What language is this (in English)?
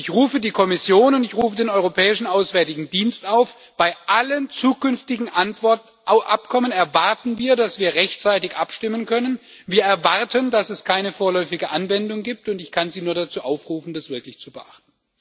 German